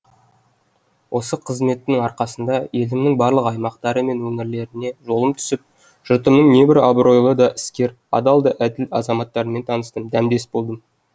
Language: Kazakh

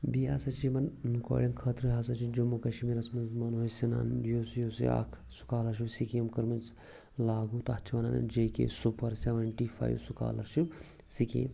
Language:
Kashmiri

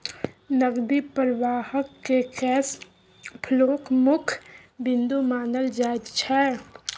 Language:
Maithili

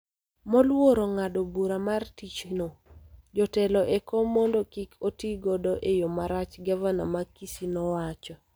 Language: Luo (Kenya and Tanzania)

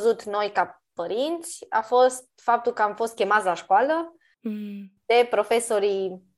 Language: Romanian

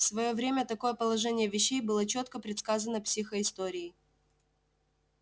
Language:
Russian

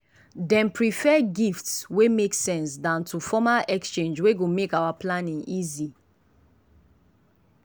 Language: Nigerian Pidgin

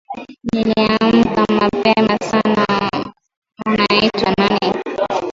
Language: Swahili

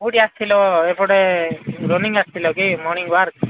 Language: Odia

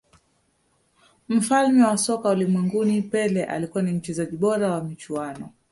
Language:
Swahili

